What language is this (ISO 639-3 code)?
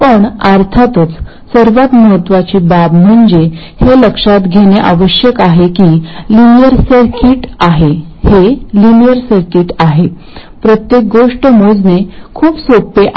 mar